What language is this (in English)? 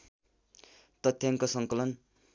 Nepali